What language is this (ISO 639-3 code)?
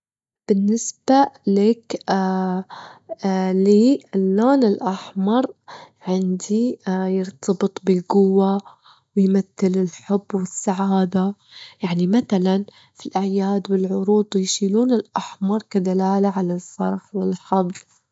afb